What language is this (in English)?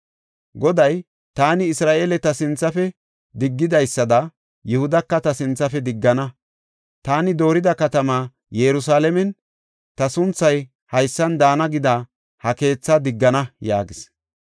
Gofa